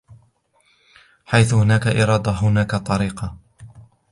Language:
Arabic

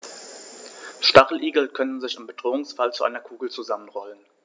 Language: German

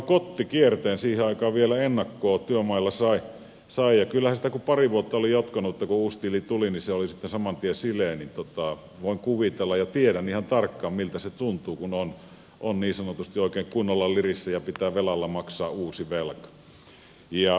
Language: Finnish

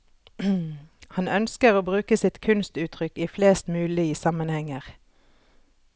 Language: Norwegian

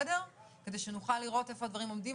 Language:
Hebrew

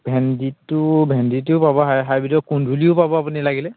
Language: Assamese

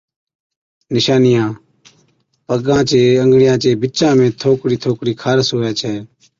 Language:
Od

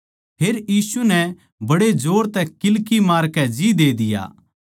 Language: Haryanvi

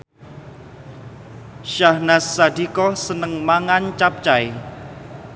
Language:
Javanese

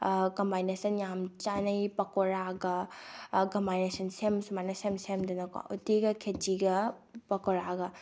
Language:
Manipuri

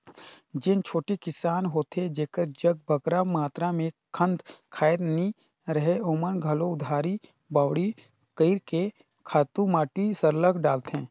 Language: Chhattisgarhi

